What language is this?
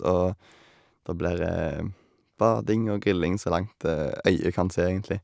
Norwegian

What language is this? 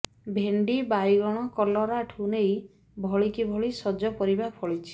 Odia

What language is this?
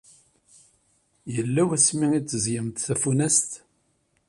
Kabyle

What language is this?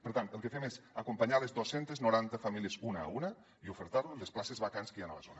Catalan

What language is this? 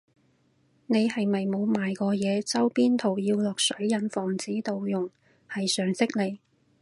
Cantonese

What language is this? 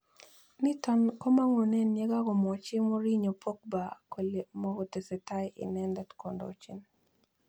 Kalenjin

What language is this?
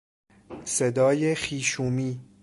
Persian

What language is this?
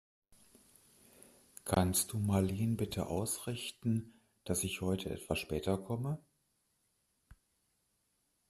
German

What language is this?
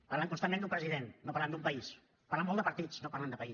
Catalan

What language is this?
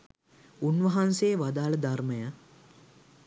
Sinhala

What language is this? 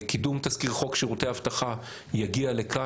Hebrew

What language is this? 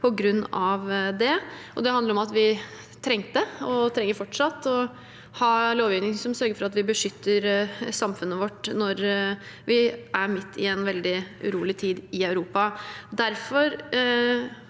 Norwegian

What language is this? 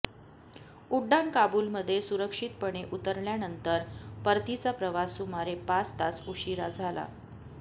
Marathi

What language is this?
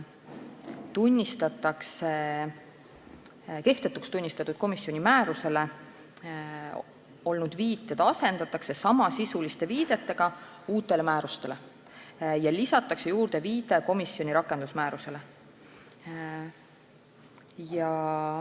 Estonian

